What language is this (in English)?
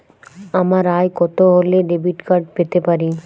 Bangla